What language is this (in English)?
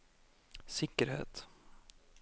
Norwegian